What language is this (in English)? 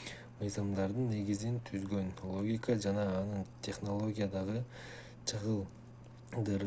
Kyrgyz